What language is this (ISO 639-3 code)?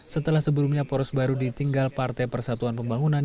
ind